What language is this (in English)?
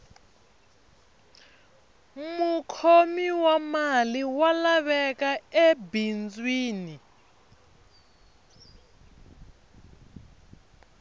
Tsonga